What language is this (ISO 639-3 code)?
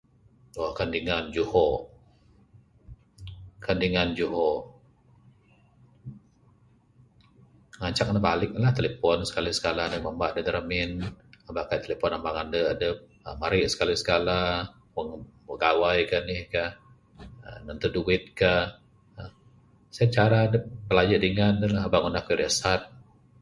sdo